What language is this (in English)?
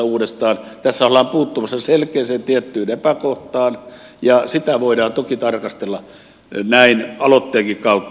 Finnish